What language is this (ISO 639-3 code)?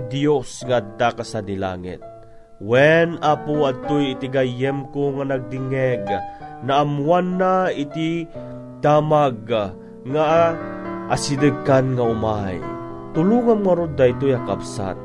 fil